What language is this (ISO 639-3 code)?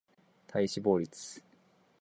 jpn